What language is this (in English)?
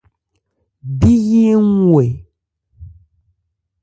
Ebrié